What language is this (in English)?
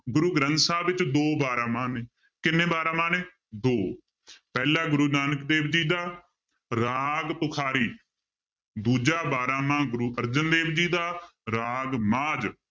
Punjabi